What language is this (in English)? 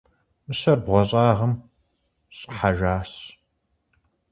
Kabardian